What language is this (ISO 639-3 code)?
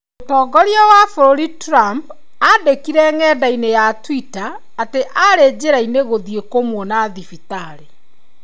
kik